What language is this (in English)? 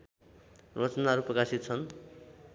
Nepali